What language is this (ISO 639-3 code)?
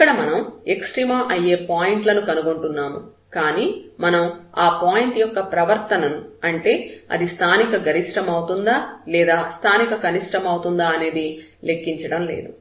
tel